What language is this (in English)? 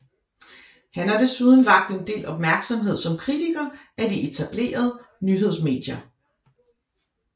Danish